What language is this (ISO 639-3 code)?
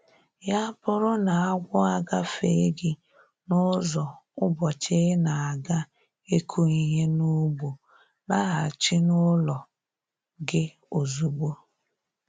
ibo